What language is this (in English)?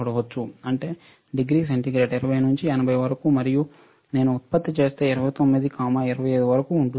Telugu